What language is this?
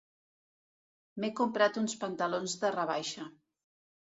Catalan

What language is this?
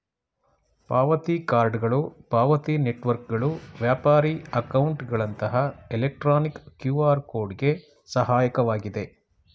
Kannada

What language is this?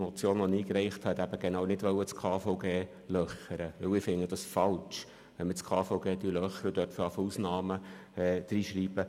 Swiss German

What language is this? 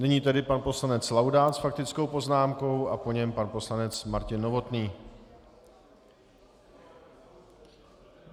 Czech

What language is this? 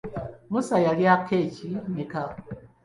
Ganda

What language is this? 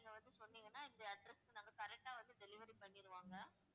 Tamil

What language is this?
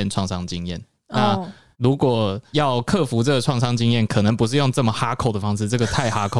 Chinese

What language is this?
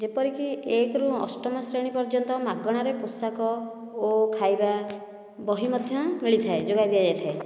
Odia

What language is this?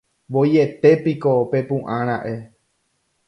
Guarani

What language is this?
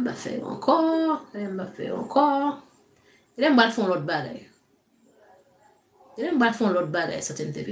French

